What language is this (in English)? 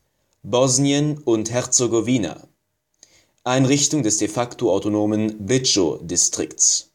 German